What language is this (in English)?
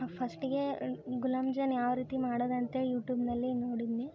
Kannada